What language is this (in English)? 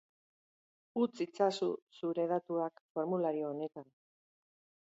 Basque